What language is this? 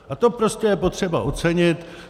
Czech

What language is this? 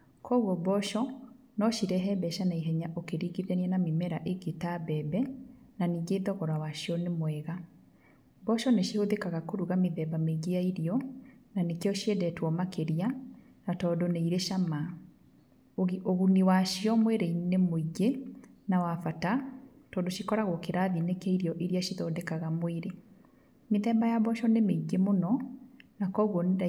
Kikuyu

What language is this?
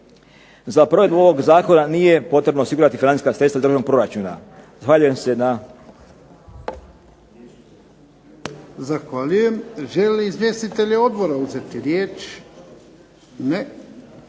Croatian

